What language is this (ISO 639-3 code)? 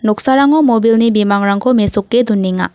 grt